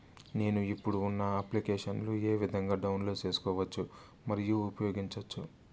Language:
Telugu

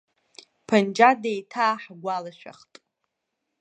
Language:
Abkhazian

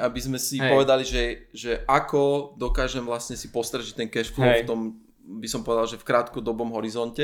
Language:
Slovak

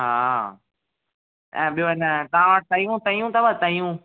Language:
Sindhi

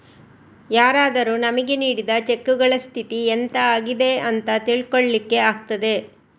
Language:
Kannada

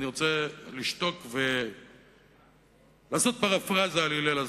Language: Hebrew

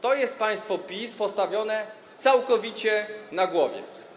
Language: Polish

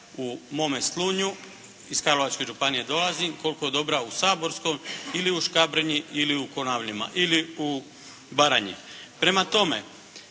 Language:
Croatian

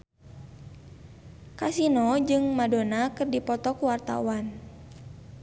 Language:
Sundanese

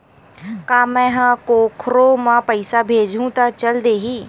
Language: Chhattisgarhi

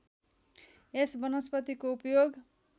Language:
Nepali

